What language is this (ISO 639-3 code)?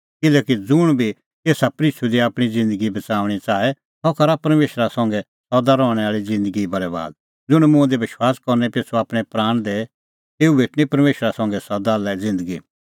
kfx